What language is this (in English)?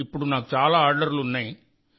Telugu